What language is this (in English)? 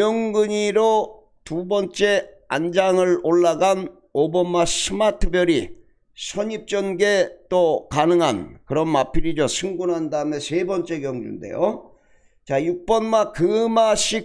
Korean